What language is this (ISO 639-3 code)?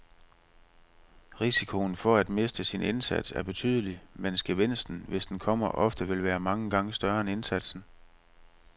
dan